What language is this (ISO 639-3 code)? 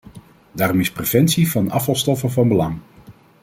nld